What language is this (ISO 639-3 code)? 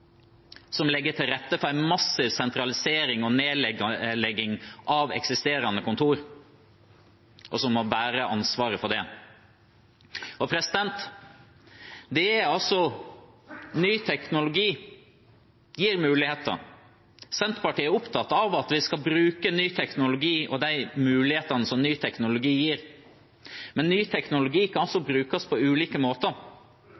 nor